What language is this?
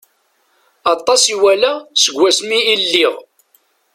Kabyle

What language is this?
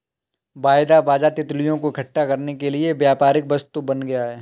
Hindi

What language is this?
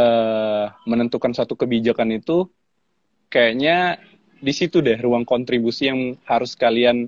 Indonesian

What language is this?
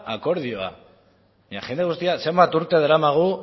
Basque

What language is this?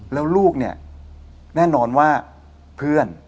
Thai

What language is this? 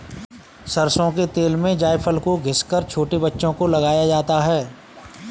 Hindi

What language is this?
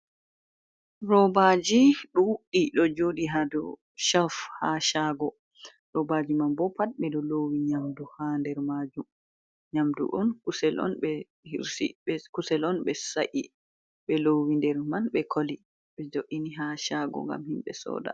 Fula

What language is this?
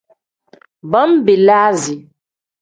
Tem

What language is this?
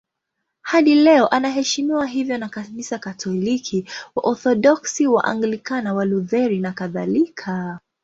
Swahili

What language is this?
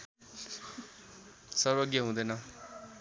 Nepali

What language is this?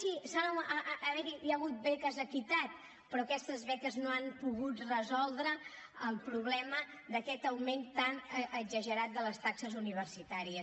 Catalan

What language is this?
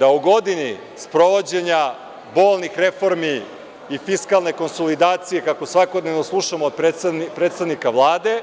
Serbian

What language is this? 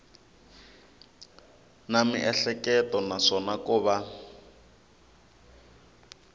Tsonga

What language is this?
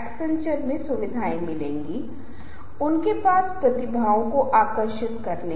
Hindi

